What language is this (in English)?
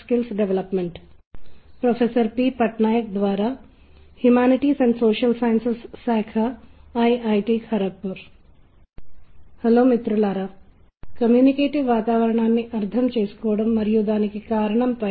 Telugu